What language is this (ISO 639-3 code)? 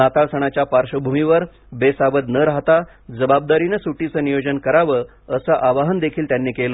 mar